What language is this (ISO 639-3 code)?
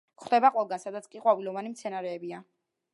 kat